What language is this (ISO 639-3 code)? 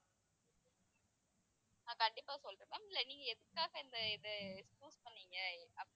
tam